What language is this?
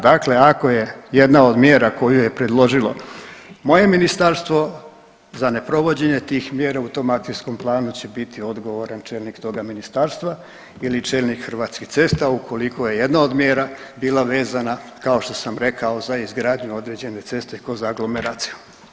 Croatian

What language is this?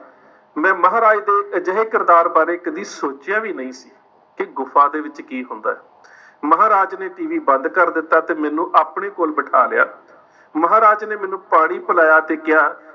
Punjabi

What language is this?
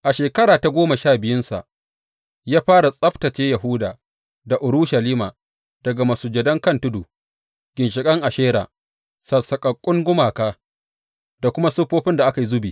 Hausa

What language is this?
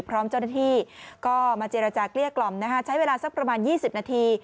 Thai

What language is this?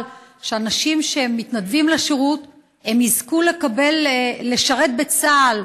Hebrew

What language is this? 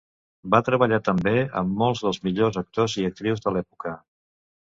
Catalan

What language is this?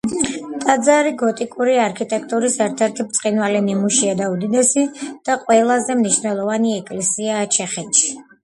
Georgian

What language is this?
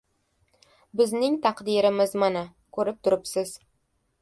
Uzbek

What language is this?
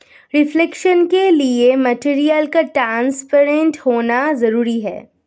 Hindi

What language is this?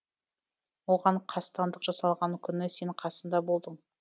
Kazakh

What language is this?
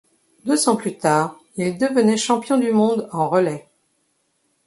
French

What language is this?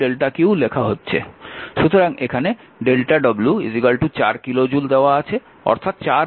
Bangla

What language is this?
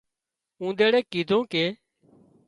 Wadiyara Koli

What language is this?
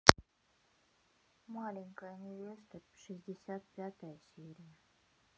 Russian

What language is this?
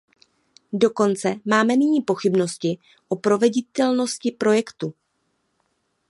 Czech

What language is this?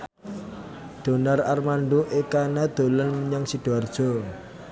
Javanese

